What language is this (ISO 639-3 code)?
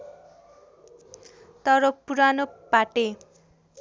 nep